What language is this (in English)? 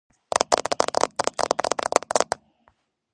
Georgian